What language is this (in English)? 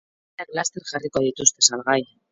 Basque